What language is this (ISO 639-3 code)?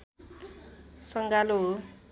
nep